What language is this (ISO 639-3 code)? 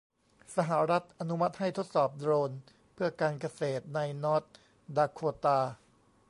tha